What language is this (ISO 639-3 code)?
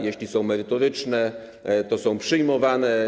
pol